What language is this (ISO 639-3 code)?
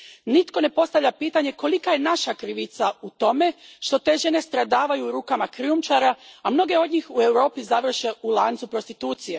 hrv